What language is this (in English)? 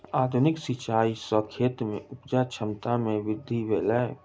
Maithili